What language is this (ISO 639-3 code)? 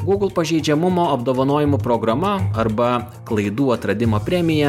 lit